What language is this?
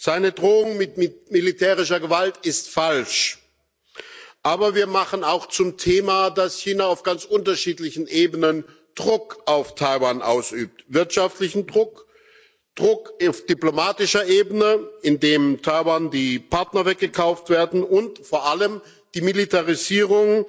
German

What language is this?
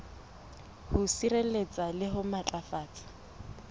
Southern Sotho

